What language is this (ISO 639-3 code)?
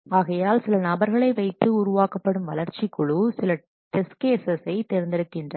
tam